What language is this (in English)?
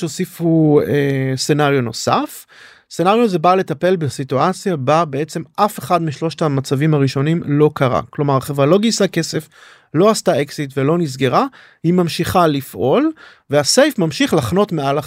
Hebrew